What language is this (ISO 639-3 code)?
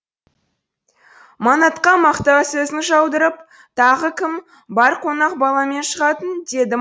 kaz